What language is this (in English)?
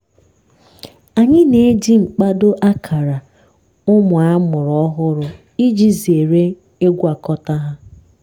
Igbo